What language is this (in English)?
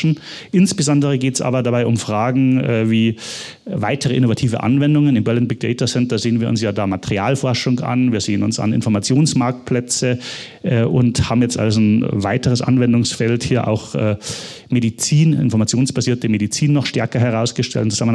German